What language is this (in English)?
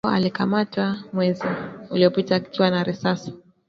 Swahili